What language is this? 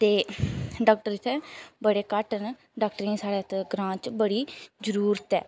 Dogri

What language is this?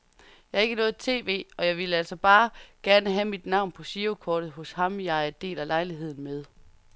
Danish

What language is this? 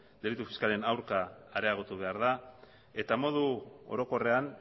Basque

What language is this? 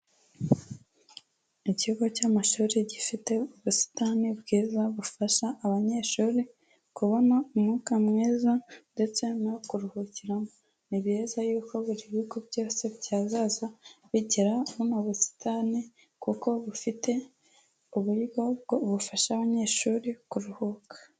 Kinyarwanda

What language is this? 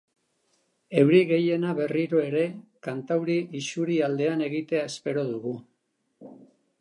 Basque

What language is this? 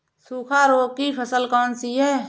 Hindi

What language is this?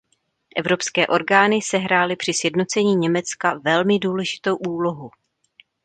Czech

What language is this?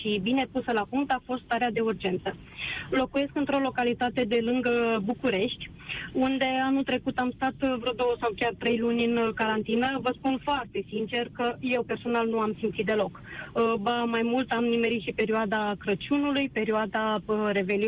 Romanian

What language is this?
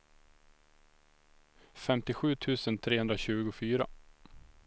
Swedish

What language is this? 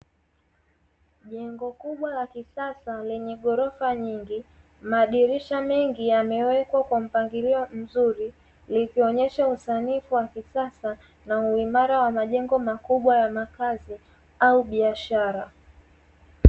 Swahili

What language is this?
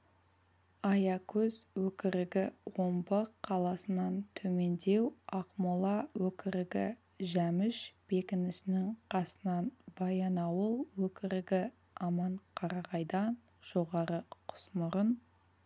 Kazakh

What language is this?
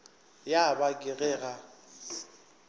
Northern Sotho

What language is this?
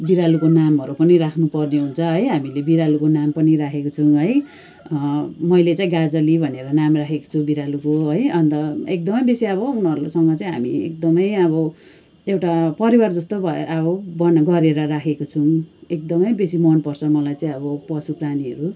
Nepali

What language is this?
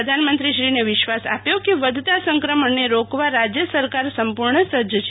Gujarati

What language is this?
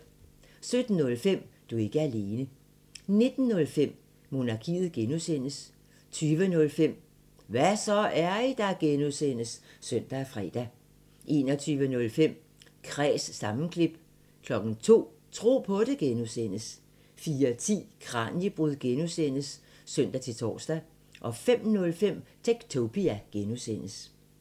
Danish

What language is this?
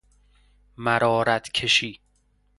Persian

